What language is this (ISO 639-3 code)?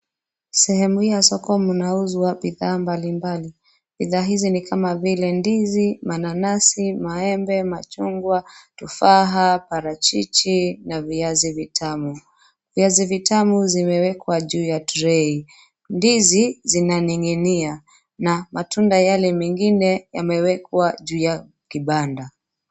swa